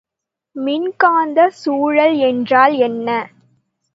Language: Tamil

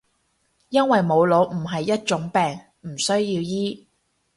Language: Cantonese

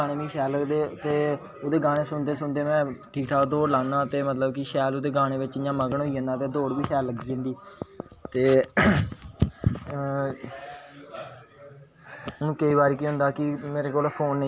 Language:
Dogri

